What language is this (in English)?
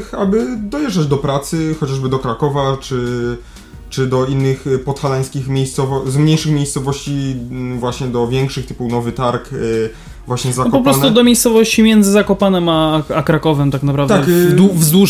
Polish